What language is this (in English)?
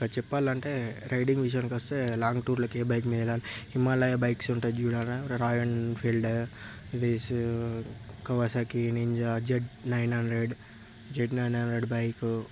Telugu